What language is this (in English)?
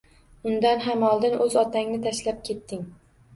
Uzbek